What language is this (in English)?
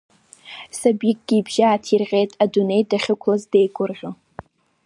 Abkhazian